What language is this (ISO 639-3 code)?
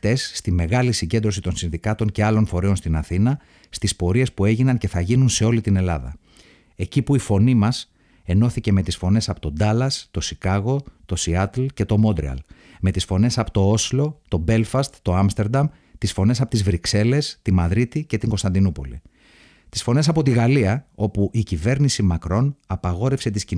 ell